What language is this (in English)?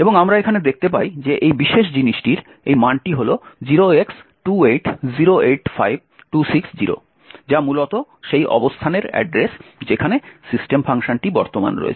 Bangla